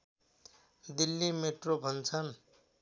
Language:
Nepali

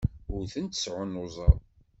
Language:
Kabyle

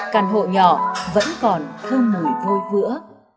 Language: Vietnamese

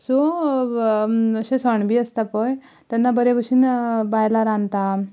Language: Konkani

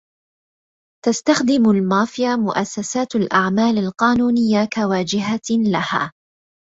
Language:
Arabic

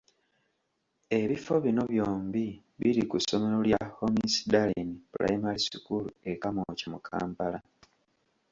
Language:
Ganda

